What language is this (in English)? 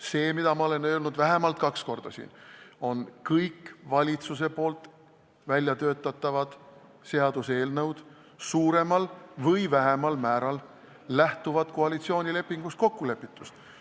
Estonian